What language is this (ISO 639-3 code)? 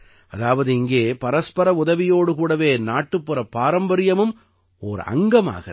tam